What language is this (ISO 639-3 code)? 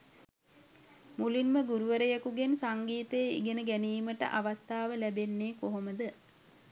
sin